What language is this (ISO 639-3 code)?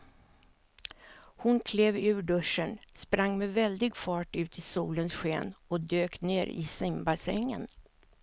swe